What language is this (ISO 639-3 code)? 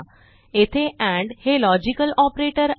mar